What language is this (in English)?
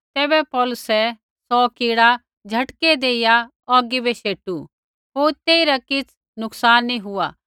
Kullu Pahari